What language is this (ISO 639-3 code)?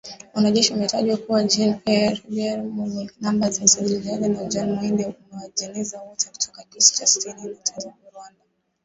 swa